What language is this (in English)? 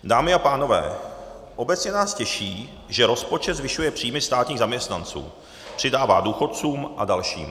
Czech